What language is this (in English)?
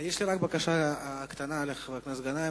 Hebrew